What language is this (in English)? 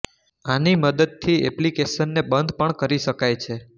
Gujarati